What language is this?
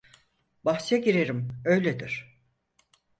Turkish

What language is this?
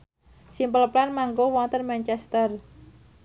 Javanese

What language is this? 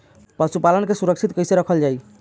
Bhojpuri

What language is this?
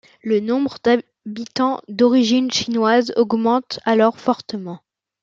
French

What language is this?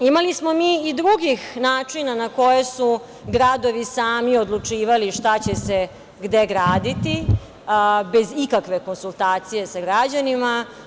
Serbian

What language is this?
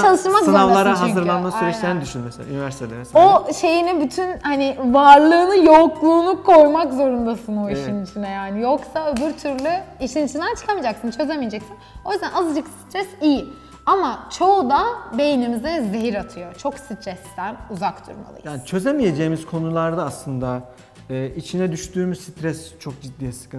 Turkish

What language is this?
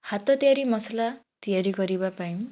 Odia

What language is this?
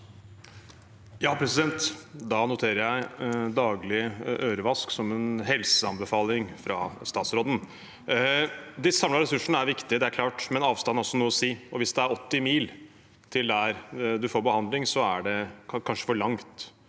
Norwegian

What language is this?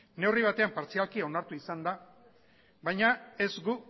Basque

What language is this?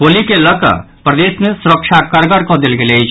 Maithili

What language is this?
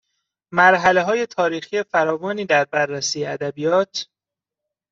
Persian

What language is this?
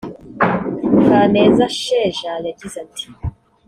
Kinyarwanda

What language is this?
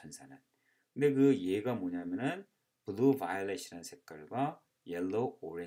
Korean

